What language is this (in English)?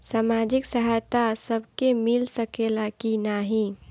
Bhojpuri